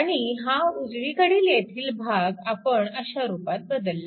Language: Marathi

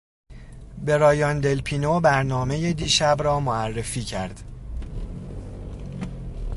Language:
Persian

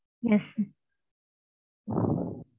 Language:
Tamil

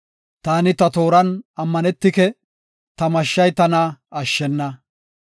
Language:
Gofa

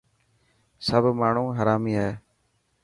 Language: Dhatki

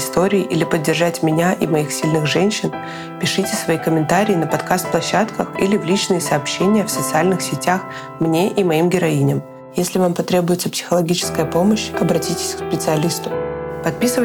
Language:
Russian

